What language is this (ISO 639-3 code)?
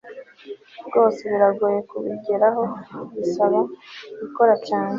kin